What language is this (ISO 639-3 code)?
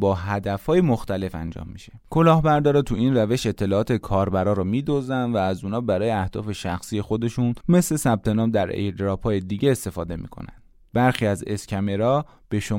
fas